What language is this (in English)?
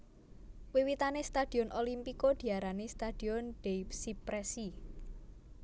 Javanese